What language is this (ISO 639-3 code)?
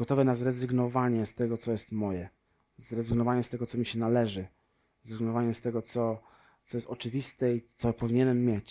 pol